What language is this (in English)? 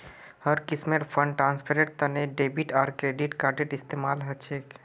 Magahi